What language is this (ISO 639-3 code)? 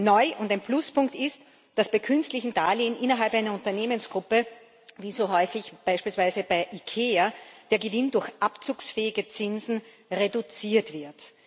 deu